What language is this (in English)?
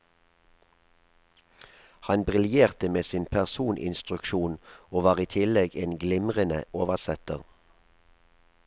Norwegian